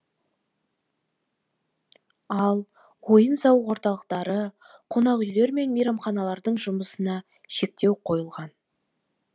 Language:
Kazakh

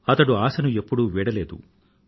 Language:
Telugu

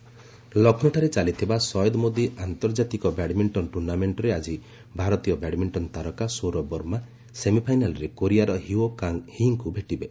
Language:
Odia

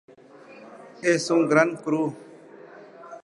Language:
Spanish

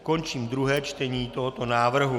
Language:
Czech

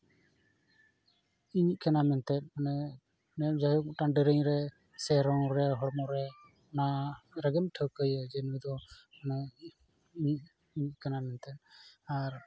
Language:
Santali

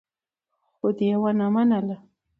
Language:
Pashto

